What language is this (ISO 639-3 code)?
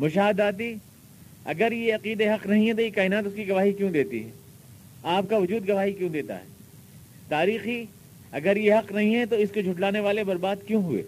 urd